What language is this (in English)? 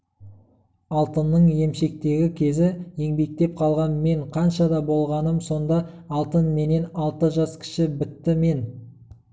Kazakh